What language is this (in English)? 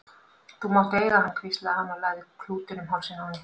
Icelandic